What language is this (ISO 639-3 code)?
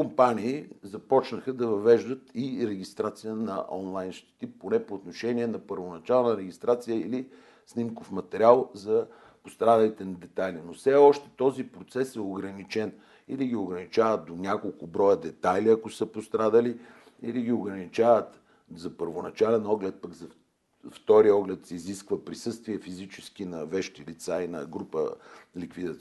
bul